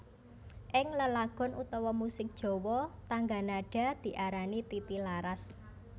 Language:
Javanese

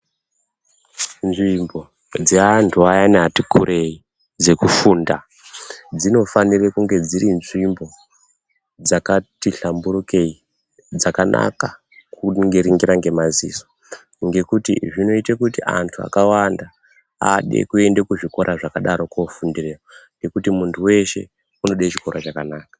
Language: Ndau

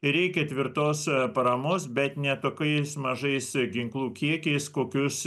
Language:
Lithuanian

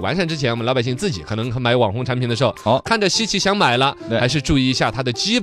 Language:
Chinese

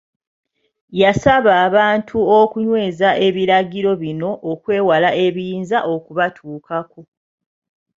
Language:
Ganda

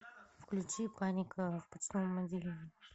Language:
Russian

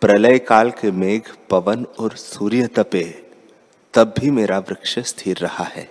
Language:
Hindi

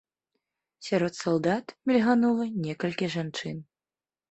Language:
Belarusian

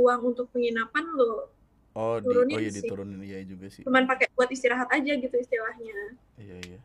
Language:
Indonesian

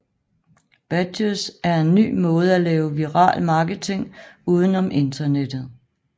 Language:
Danish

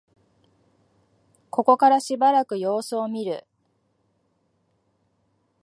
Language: Japanese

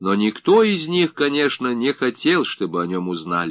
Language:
Russian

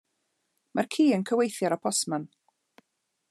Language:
Welsh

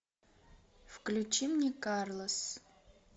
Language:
Russian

